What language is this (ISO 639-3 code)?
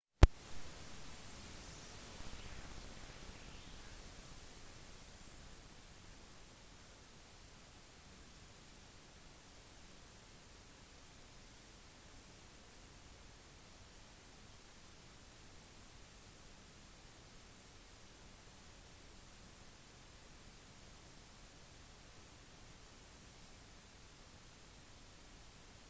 nob